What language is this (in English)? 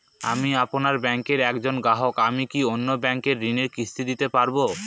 Bangla